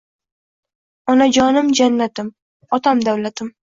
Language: Uzbek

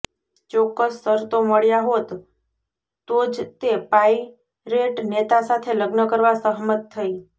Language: Gujarati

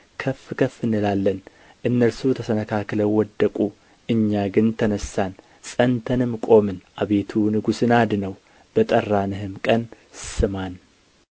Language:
Amharic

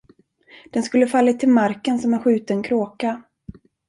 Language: Swedish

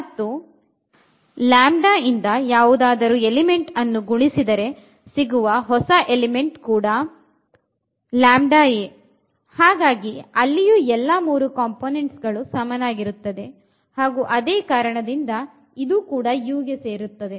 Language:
Kannada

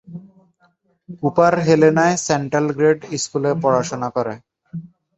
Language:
Bangla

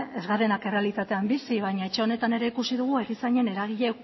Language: Basque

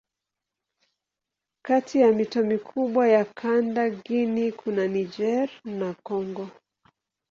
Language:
Swahili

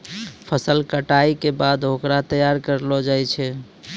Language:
Maithili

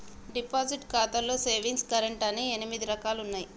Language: Telugu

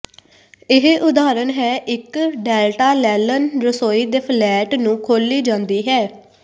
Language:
Punjabi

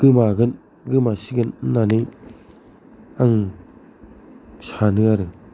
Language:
Bodo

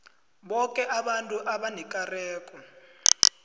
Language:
South Ndebele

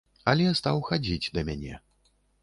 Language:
Belarusian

